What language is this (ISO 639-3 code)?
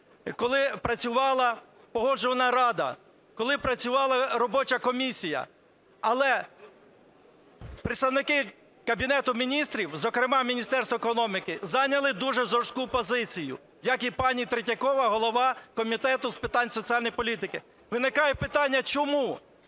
ukr